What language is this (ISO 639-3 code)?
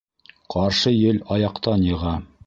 bak